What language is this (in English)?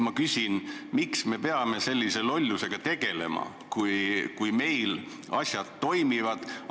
Estonian